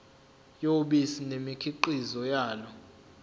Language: Zulu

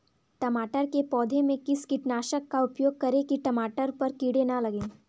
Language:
Hindi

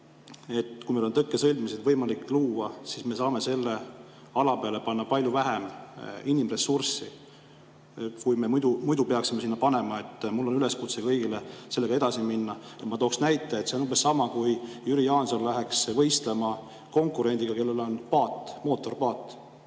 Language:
Estonian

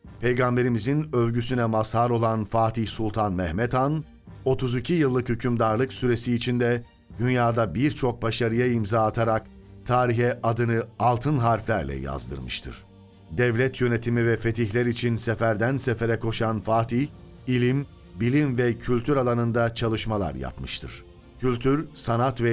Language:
Turkish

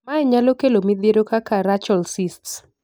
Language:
Luo (Kenya and Tanzania)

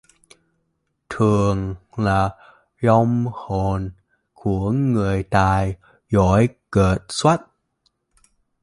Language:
Vietnamese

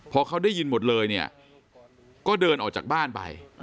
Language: Thai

